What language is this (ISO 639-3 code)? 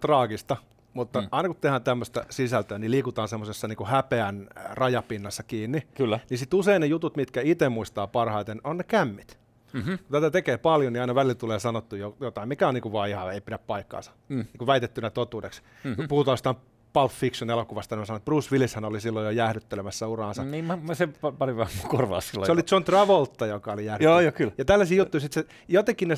fin